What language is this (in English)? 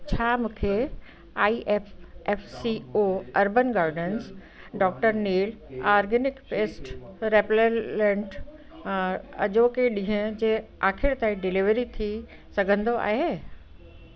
Sindhi